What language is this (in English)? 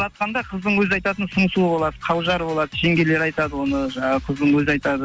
Kazakh